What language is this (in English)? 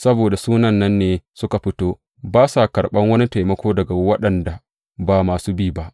Hausa